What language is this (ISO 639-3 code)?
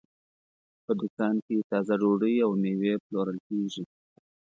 pus